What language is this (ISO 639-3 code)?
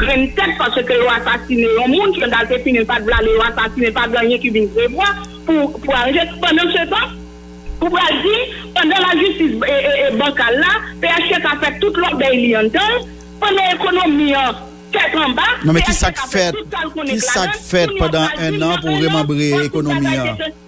fra